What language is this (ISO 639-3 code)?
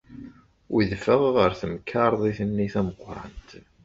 kab